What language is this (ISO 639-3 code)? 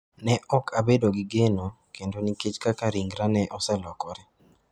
luo